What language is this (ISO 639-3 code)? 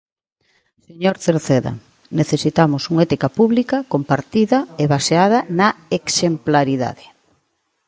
glg